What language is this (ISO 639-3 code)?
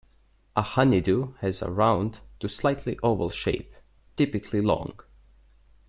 eng